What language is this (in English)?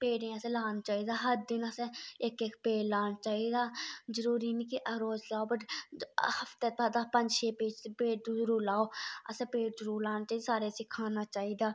Dogri